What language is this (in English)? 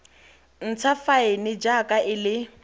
Tswana